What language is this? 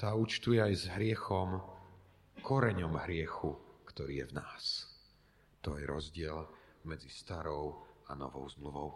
Slovak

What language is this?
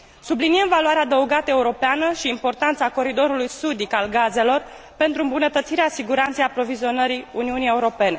Romanian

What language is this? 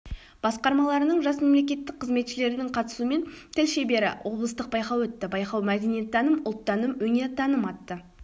Kazakh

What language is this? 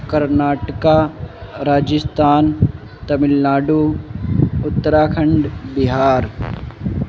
Urdu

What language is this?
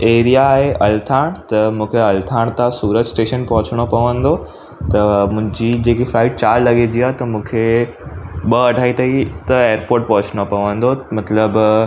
Sindhi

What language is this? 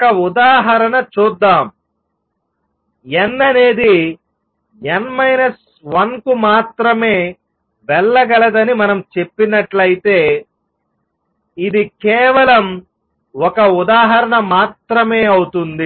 Telugu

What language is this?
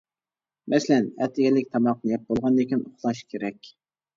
Uyghur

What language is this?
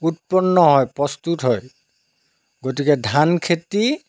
Assamese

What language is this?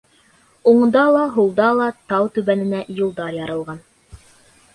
Bashkir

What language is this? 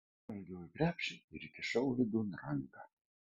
Lithuanian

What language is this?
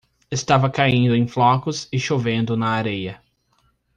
Portuguese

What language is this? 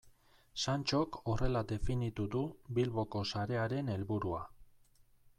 Basque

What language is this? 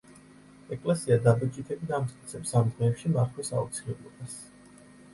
Georgian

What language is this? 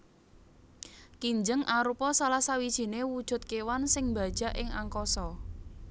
Javanese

